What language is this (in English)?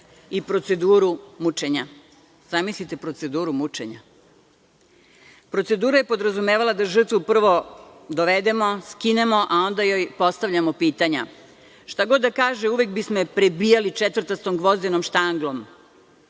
Serbian